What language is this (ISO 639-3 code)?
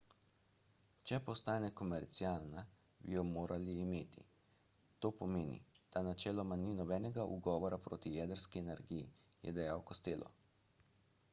slv